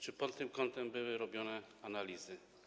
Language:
Polish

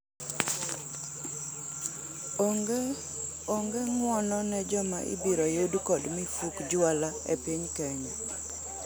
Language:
Luo (Kenya and Tanzania)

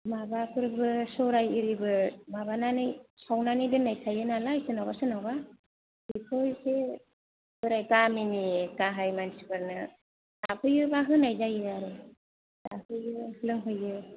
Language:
Bodo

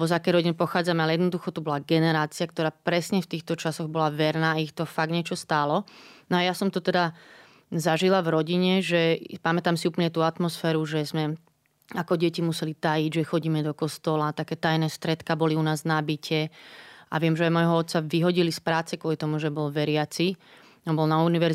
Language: Slovak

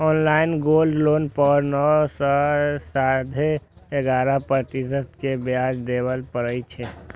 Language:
Maithili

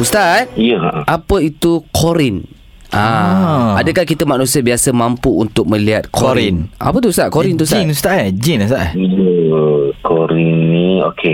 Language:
Malay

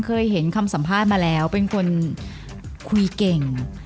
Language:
Thai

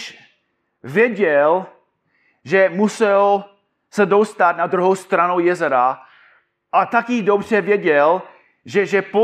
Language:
Czech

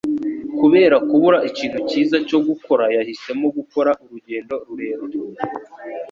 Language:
Kinyarwanda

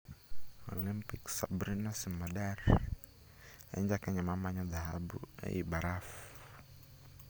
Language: Luo (Kenya and Tanzania)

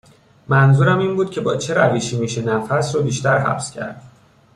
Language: Persian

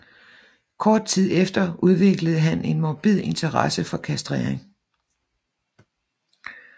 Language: Danish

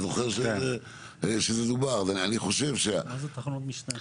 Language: Hebrew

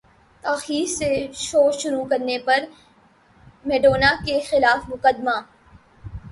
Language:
Urdu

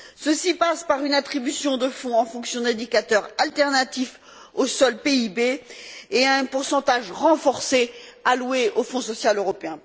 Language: French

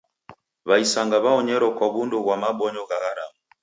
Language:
Taita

